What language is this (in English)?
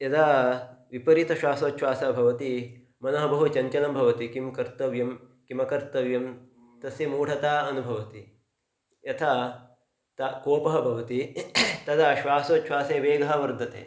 Sanskrit